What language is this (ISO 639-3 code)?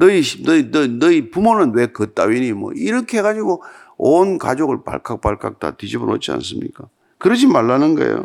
kor